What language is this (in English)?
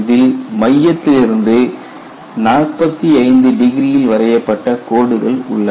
Tamil